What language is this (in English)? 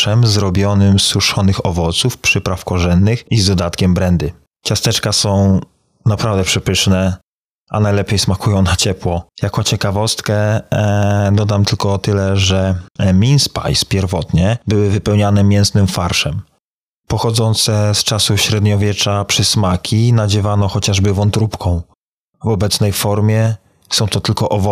Polish